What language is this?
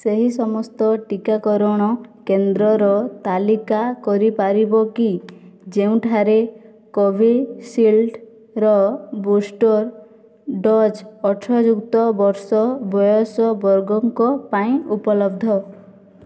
Odia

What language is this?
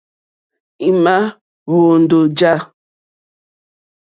Mokpwe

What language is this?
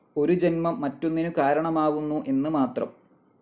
Malayalam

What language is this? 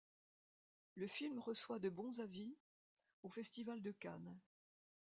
French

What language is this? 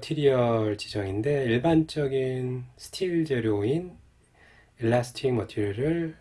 Korean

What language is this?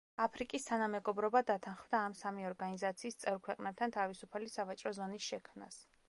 Georgian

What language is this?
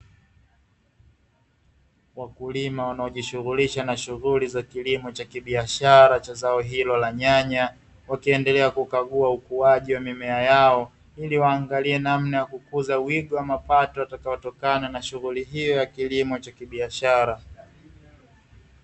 Swahili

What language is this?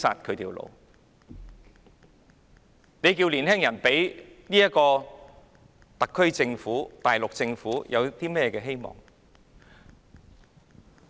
Cantonese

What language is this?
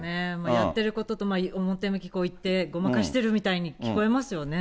Japanese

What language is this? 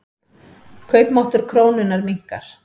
Icelandic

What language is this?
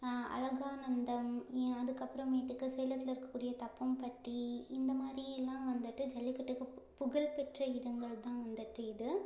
Tamil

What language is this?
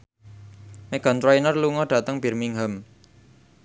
Javanese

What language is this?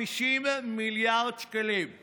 Hebrew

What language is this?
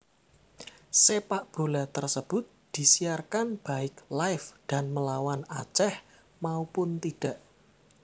Javanese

